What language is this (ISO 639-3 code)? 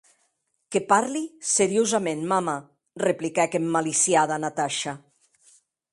oci